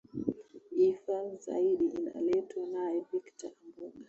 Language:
Swahili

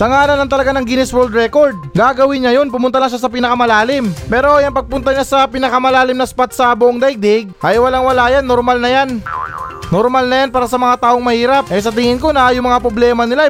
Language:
Filipino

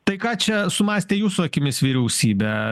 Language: Lithuanian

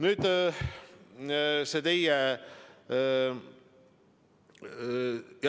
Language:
Estonian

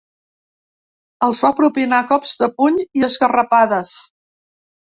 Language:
Catalan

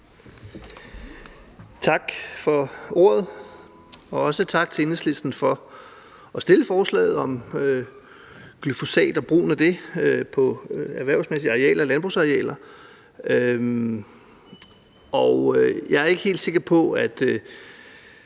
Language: Danish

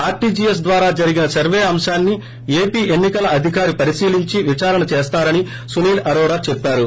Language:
Telugu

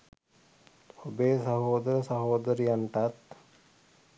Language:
Sinhala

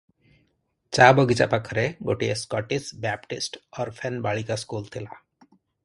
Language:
Odia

